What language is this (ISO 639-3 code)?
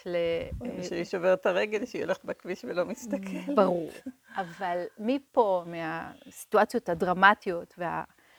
heb